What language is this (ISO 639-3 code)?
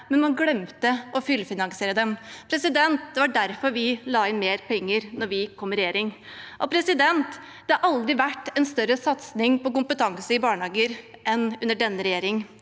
nor